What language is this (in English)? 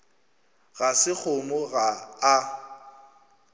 Northern Sotho